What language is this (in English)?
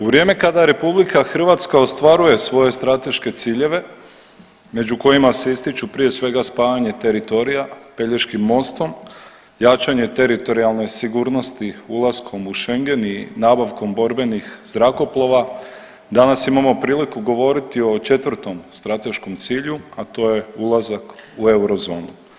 Croatian